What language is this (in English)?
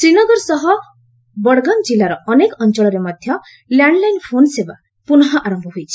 Odia